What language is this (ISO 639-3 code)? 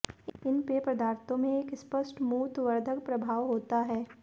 hin